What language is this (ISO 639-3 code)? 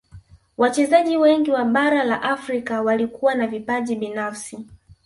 swa